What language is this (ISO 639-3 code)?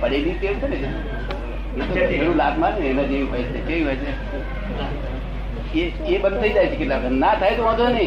guj